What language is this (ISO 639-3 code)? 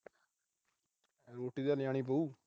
pan